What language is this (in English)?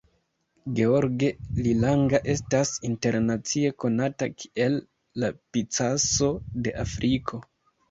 Esperanto